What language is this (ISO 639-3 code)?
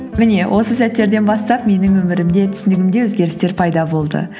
kaz